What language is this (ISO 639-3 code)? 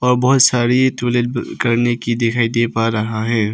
hin